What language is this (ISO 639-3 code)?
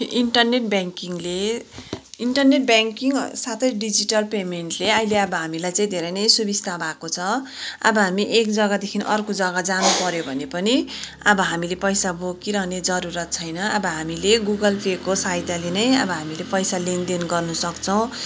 nep